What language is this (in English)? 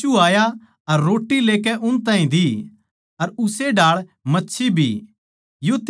Haryanvi